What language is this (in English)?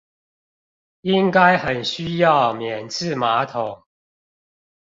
Chinese